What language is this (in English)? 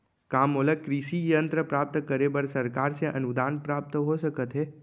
Chhattisgarhi